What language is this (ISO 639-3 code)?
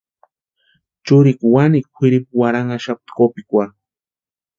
pua